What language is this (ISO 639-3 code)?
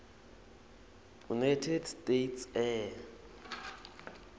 ssw